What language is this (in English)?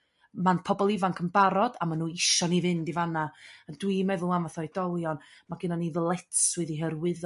Welsh